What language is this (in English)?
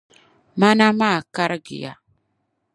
Dagbani